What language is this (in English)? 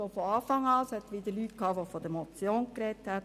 Swiss German